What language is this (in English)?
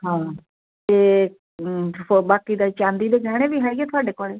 Punjabi